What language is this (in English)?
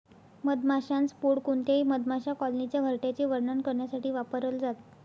Marathi